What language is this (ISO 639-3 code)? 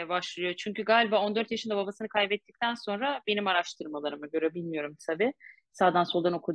tur